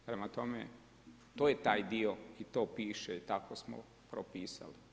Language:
Croatian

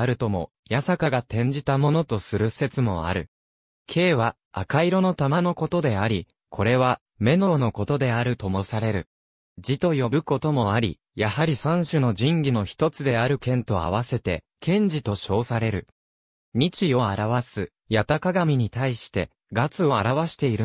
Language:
Japanese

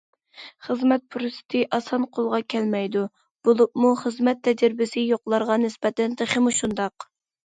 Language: Uyghur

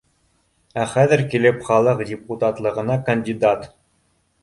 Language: Bashkir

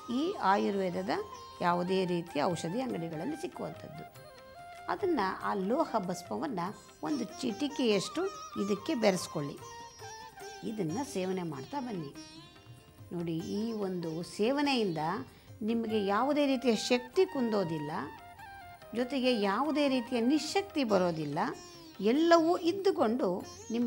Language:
Dutch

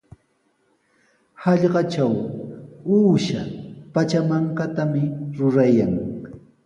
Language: Sihuas Ancash Quechua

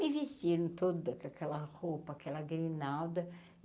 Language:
Portuguese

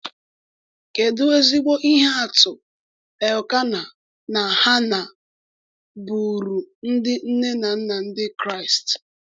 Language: Igbo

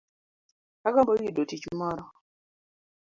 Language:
Luo (Kenya and Tanzania)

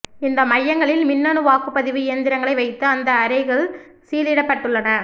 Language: Tamil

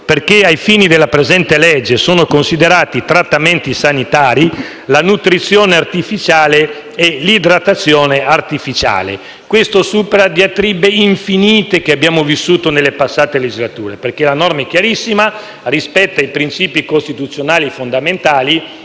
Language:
Italian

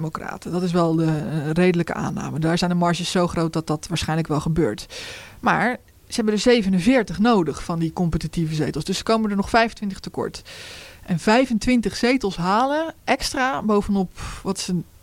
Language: Dutch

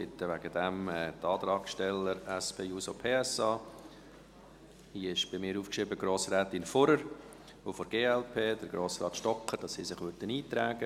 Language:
Swiss German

